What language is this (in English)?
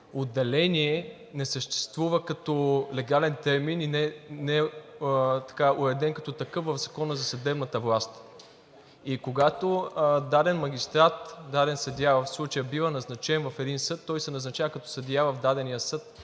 Bulgarian